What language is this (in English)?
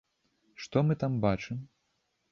Belarusian